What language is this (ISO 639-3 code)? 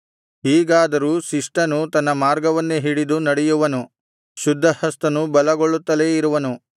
kan